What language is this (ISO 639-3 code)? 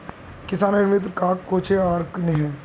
mag